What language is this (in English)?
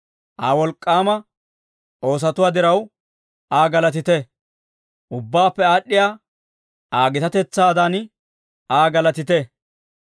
Dawro